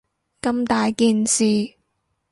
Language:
Cantonese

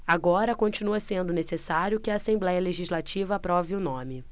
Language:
Portuguese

